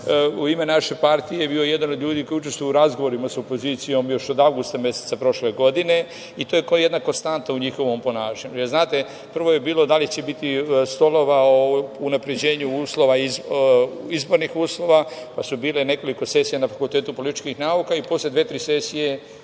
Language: Serbian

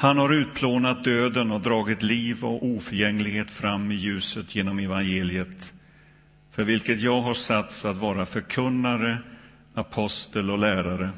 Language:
Swedish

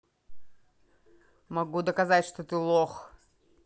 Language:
Russian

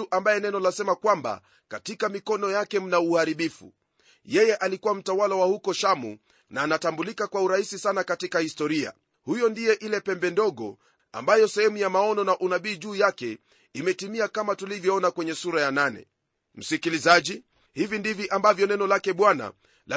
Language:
Swahili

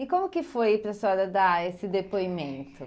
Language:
Portuguese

